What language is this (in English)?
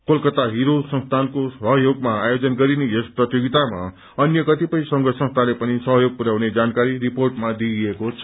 Nepali